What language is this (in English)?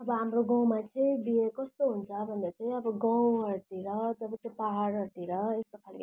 Nepali